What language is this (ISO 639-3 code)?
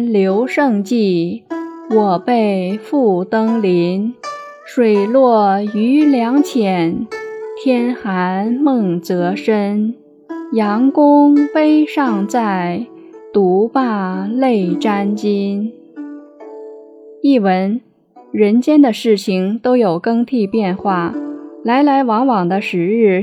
zho